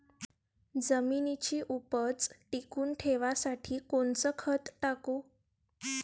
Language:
Marathi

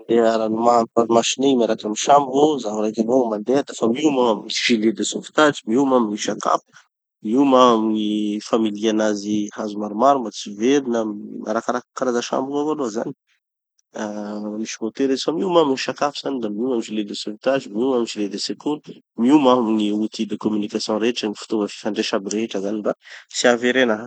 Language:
Tanosy Malagasy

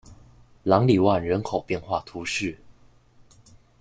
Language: Chinese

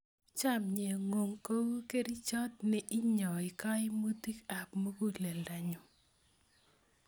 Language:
Kalenjin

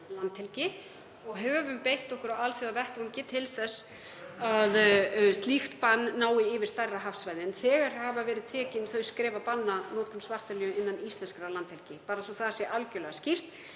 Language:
Icelandic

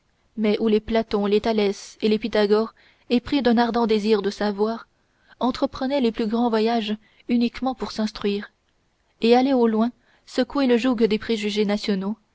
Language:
French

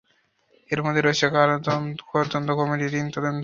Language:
Bangla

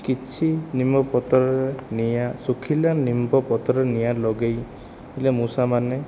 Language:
Odia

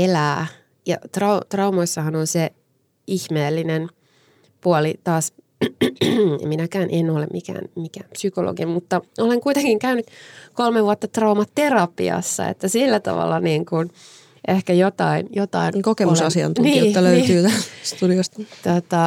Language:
Finnish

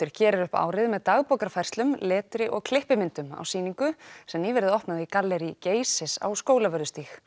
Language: Icelandic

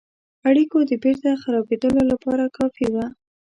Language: Pashto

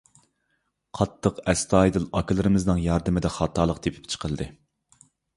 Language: Uyghur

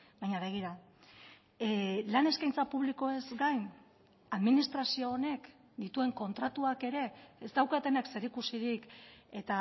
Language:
Basque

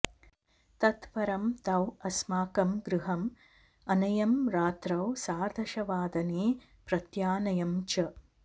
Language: Sanskrit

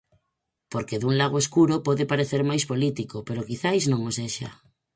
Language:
Galician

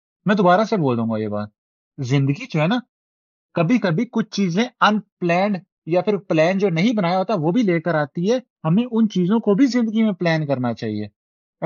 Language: Urdu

